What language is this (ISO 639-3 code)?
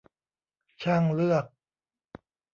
tha